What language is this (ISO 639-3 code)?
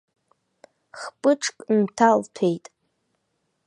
abk